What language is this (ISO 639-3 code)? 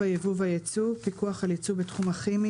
heb